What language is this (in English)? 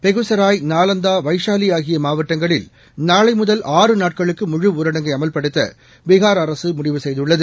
Tamil